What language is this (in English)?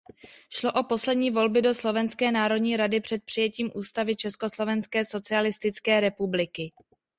Czech